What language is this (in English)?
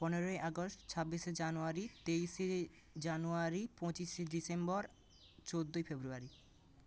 Bangla